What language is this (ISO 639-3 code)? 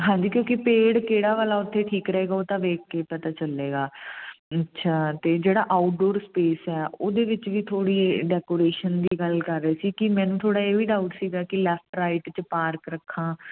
pan